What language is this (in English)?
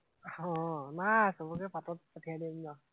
Assamese